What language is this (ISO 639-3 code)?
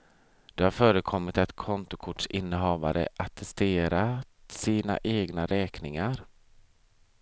swe